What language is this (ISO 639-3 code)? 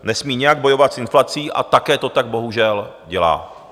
ces